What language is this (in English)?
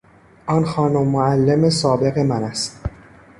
Persian